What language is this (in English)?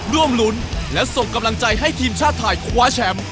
Thai